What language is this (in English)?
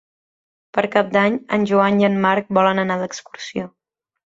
Catalan